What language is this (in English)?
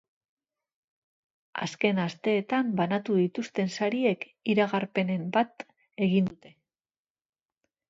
Basque